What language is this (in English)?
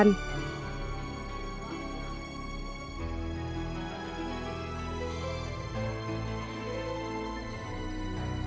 Vietnamese